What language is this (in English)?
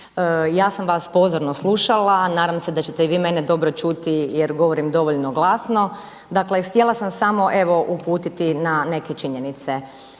Croatian